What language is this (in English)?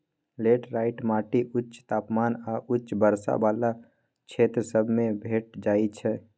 Magahi